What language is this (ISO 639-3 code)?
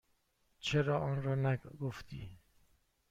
fas